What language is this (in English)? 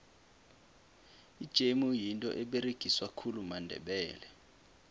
South Ndebele